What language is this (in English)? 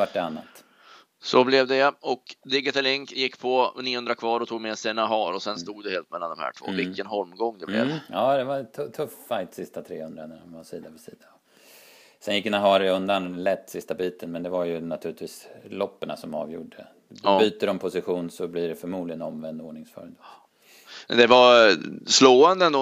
Swedish